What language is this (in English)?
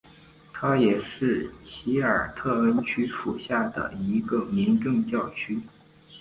Chinese